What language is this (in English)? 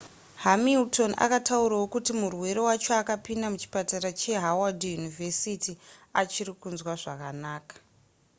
Shona